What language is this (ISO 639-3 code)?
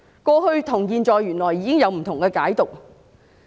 yue